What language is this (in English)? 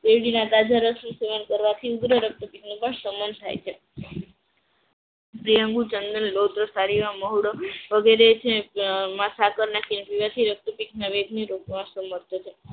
Gujarati